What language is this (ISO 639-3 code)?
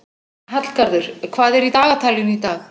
isl